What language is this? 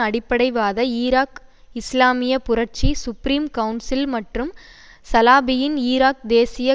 Tamil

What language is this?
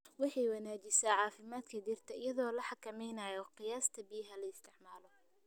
Somali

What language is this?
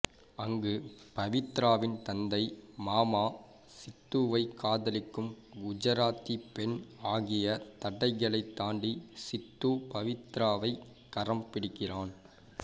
Tamil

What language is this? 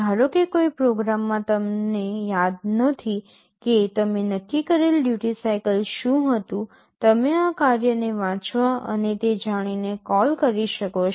Gujarati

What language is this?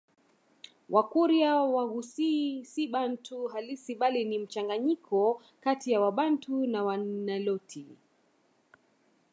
Swahili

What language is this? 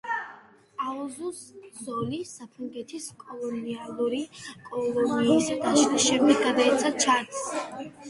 Georgian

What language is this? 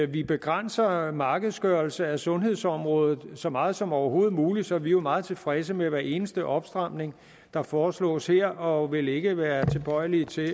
Danish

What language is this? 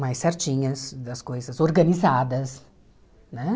Portuguese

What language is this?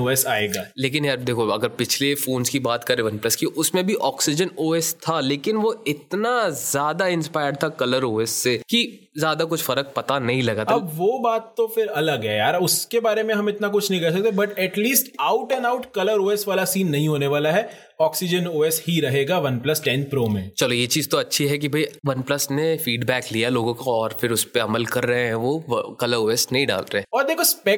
Hindi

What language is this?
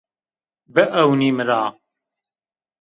Zaza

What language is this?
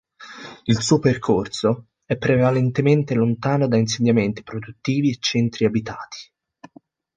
Italian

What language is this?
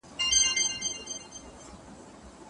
Pashto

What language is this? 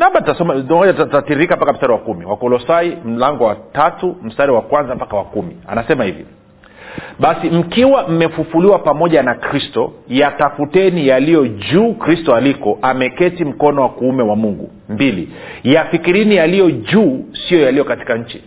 Swahili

